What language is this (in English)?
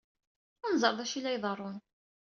Kabyle